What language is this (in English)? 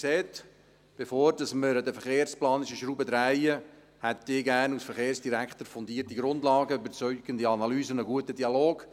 Swiss German